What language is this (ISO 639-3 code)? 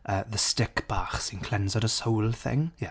cym